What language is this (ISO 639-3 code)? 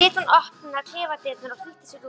isl